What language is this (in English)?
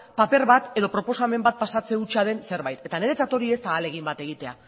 Basque